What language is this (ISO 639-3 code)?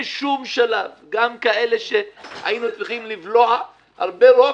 heb